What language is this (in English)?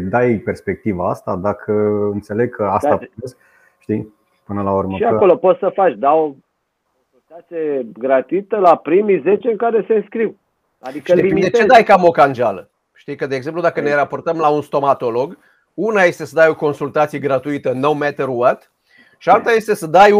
Romanian